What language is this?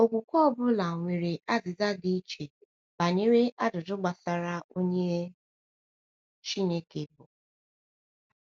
Igbo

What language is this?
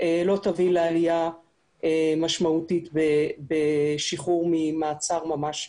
Hebrew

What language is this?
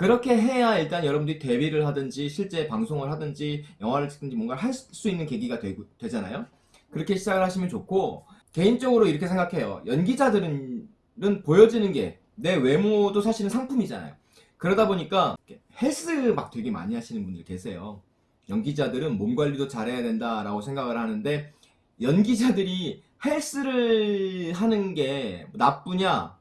Korean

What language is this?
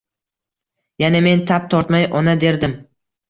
Uzbek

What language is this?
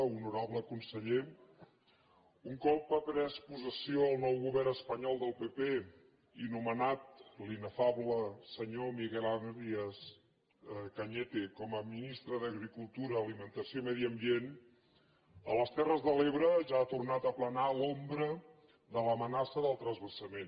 Catalan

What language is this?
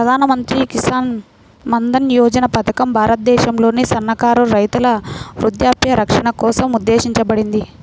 Telugu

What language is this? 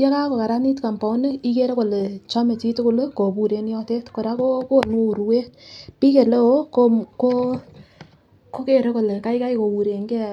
Kalenjin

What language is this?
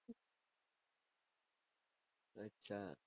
Gujarati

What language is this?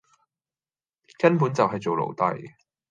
Cantonese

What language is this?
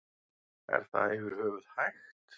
Icelandic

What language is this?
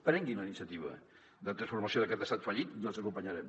Catalan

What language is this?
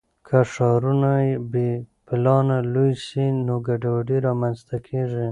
Pashto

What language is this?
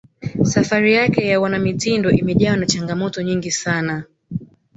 Swahili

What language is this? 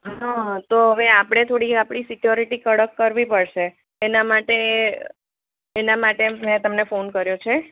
Gujarati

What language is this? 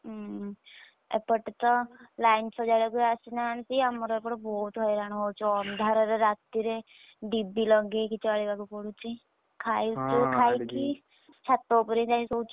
Odia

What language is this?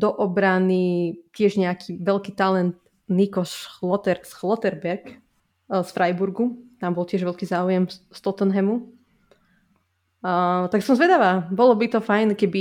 Slovak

